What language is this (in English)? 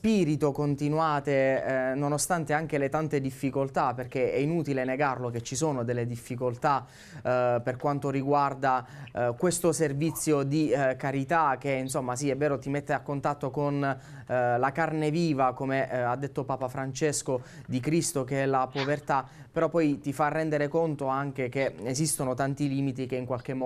Italian